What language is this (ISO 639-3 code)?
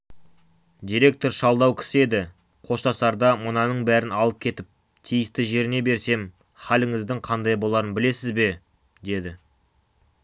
kaz